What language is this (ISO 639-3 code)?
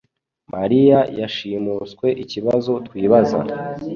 kin